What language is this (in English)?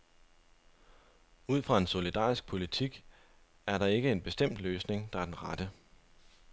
Danish